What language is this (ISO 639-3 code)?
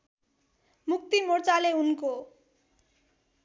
nep